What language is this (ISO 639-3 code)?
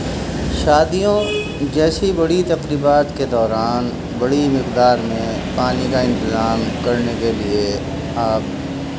urd